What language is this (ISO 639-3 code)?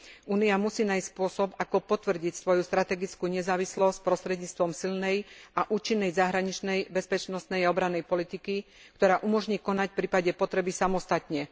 slk